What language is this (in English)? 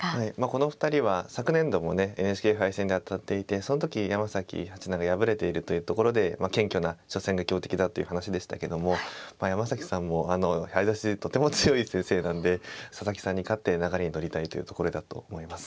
Japanese